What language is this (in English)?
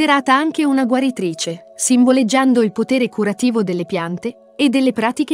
Italian